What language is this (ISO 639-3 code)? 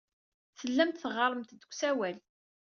kab